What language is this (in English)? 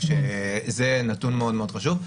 Hebrew